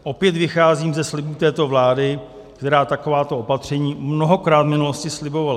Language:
Czech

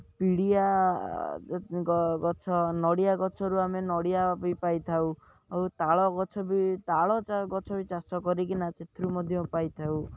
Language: Odia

